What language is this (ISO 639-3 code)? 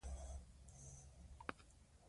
pus